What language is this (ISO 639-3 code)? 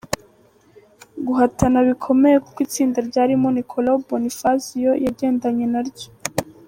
kin